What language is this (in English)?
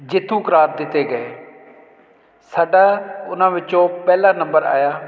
Punjabi